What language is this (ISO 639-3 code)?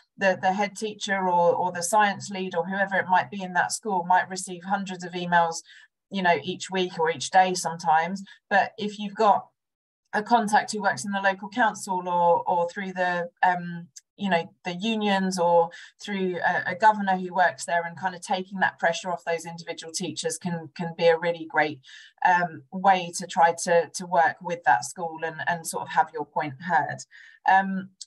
eng